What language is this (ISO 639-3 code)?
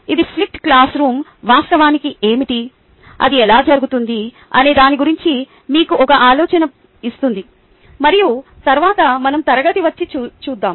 tel